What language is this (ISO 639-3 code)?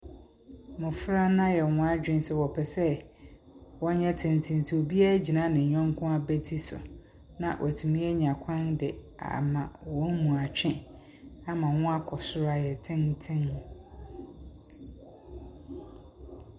aka